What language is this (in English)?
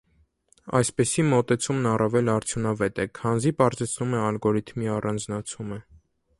Armenian